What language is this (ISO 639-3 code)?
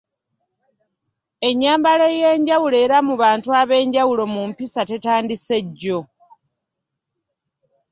lug